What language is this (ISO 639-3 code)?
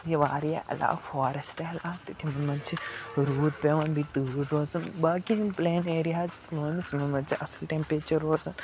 kas